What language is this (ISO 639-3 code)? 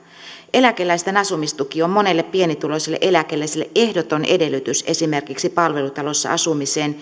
fin